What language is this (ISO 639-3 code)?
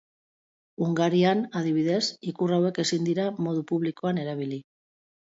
eus